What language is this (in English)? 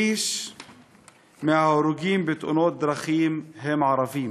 Hebrew